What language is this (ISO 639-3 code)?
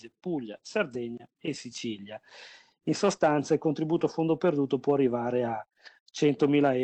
ita